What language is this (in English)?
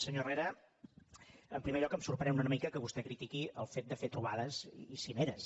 Catalan